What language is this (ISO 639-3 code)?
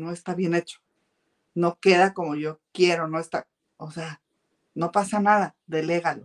spa